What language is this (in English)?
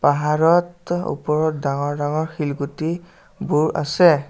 Assamese